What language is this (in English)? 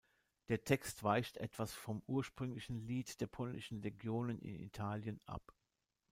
German